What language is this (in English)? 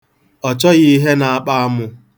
Igbo